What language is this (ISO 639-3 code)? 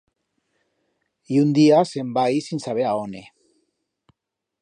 arg